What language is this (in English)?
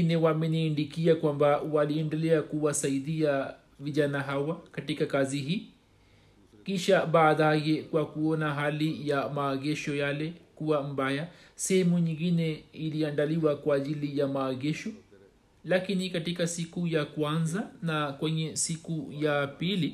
Swahili